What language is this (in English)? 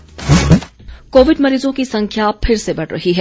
Hindi